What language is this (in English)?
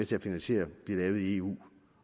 Danish